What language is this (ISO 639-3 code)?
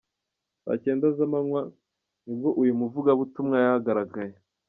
kin